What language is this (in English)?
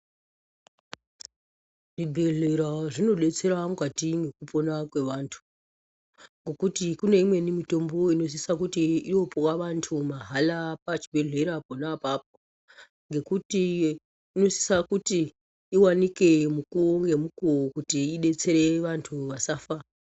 Ndau